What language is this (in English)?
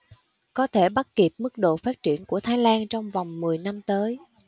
Vietnamese